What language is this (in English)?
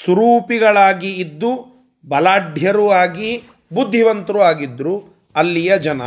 Kannada